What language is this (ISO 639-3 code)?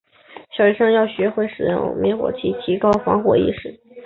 zho